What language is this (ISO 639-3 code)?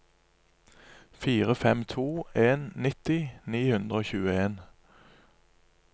nor